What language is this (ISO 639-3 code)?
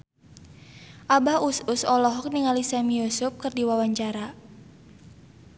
sun